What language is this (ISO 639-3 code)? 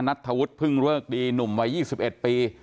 tha